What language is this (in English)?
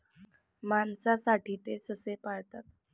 Marathi